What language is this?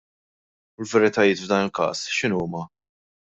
Maltese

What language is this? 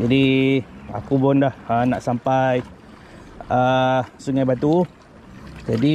Malay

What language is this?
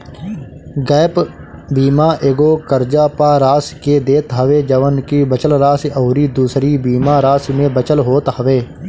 Bhojpuri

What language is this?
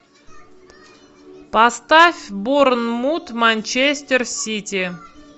Russian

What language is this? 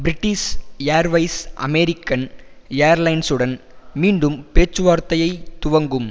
Tamil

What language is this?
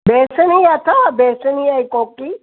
Sindhi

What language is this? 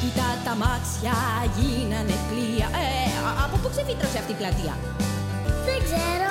Greek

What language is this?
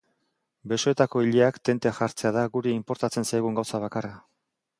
Basque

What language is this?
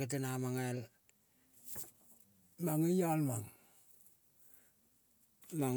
Kol (Papua New Guinea)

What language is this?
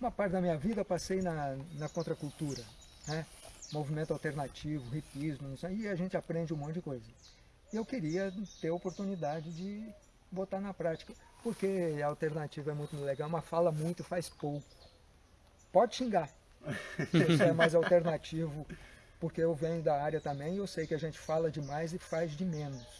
Portuguese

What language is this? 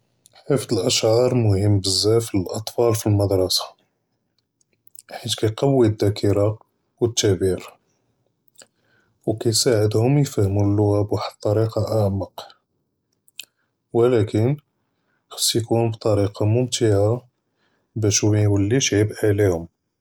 Judeo-Arabic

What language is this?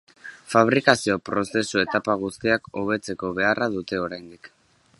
Basque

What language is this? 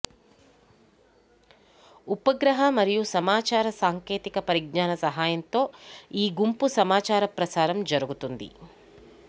Telugu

